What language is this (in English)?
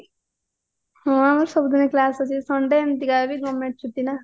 Odia